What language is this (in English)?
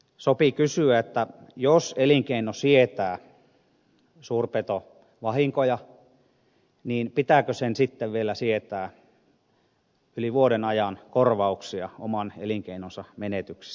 Finnish